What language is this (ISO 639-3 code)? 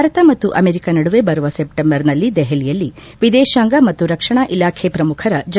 kan